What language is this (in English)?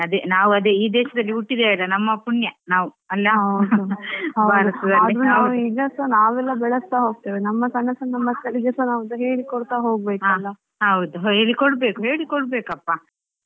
Kannada